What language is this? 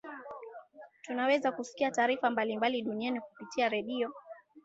Swahili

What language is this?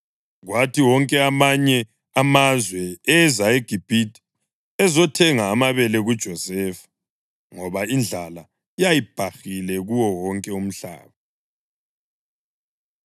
North Ndebele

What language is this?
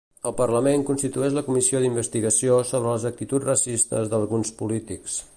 Catalan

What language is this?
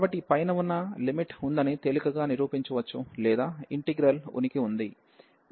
Telugu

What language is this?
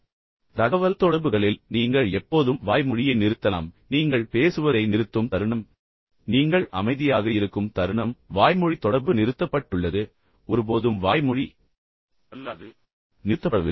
Tamil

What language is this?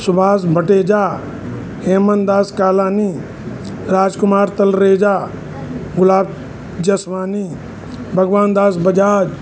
Sindhi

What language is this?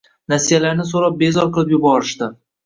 Uzbek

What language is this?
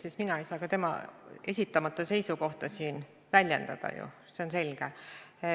Estonian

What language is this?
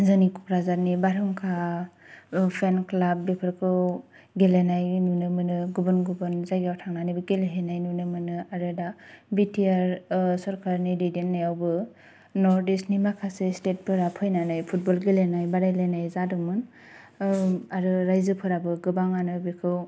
Bodo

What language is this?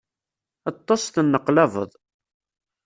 Kabyle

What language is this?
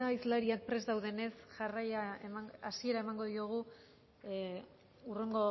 Basque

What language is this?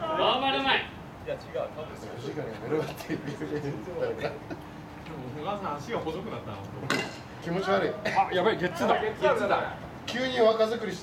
Japanese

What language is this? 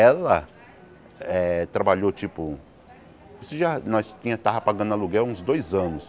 Portuguese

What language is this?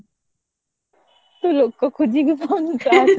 Odia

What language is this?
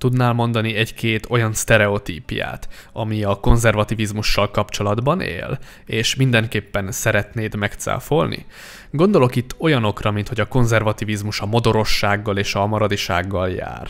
Hungarian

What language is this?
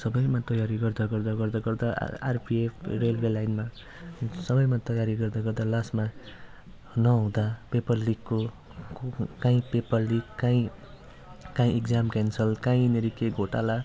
Nepali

